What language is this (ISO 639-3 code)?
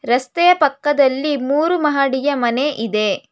kan